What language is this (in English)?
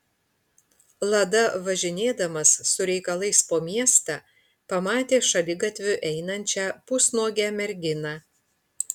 Lithuanian